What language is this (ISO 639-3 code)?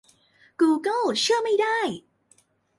tha